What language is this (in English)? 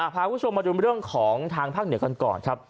Thai